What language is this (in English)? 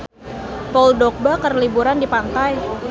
Sundanese